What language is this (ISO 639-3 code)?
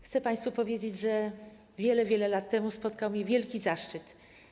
pol